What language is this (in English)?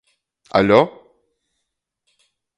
Latgalian